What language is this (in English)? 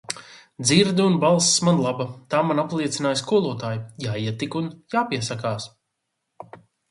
Latvian